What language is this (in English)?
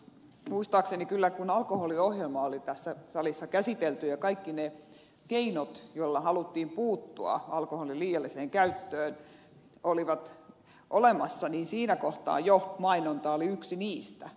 Finnish